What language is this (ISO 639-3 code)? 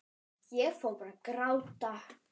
isl